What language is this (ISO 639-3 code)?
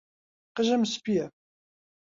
ckb